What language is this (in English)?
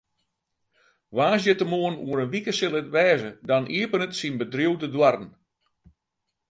Western Frisian